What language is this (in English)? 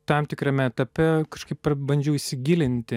Lithuanian